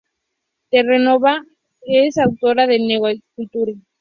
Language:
Spanish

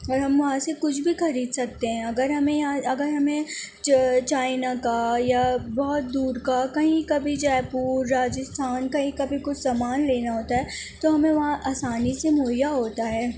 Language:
Urdu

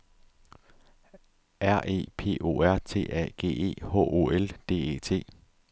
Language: Danish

